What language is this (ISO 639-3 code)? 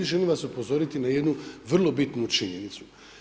hrv